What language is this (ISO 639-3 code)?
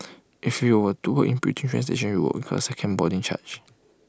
eng